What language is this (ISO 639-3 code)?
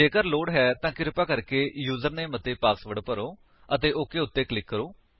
pan